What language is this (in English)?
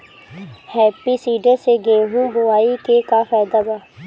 Bhojpuri